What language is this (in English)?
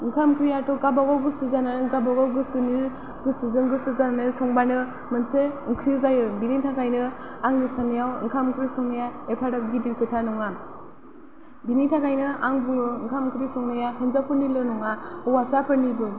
Bodo